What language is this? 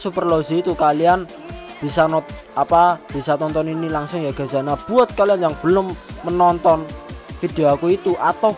Indonesian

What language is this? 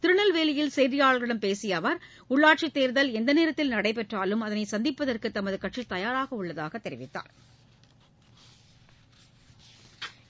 Tamil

